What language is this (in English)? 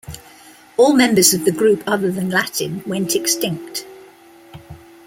English